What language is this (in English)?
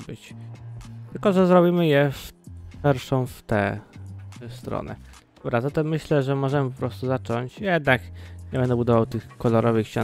Polish